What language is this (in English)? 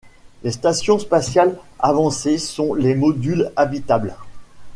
French